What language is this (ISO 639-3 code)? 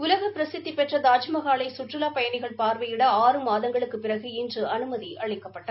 tam